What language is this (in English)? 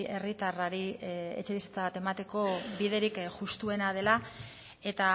Basque